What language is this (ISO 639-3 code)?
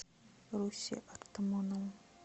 rus